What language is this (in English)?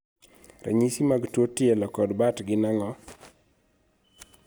Luo (Kenya and Tanzania)